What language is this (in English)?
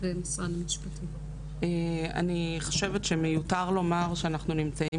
Hebrew